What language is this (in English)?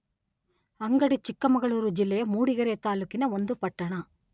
Kannada